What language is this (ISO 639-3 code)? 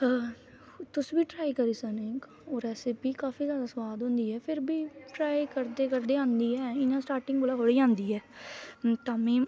doi